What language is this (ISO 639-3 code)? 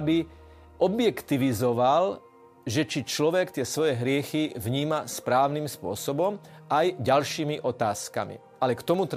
slk